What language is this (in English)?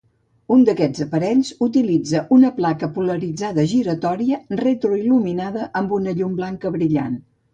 Catalan